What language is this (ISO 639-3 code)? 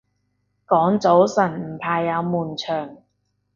yue